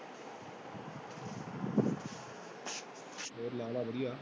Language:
Punjabi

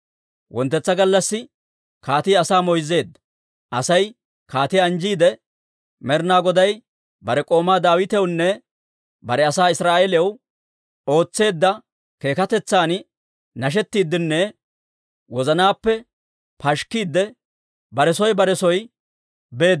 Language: Dawro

